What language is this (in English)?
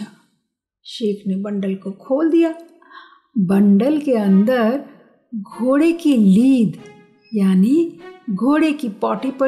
Hindi